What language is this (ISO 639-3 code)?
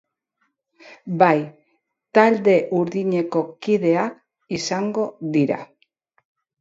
eus